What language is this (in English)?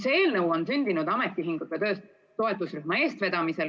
Estonian